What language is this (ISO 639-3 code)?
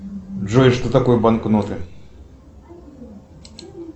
rus